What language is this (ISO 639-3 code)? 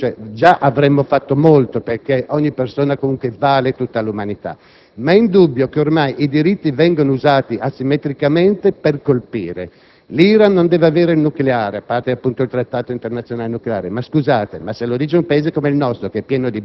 ita